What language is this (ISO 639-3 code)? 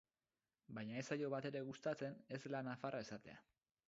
eus